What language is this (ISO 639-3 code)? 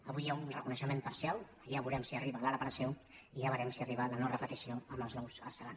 cat